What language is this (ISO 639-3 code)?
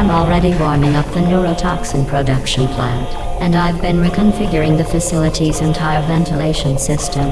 eng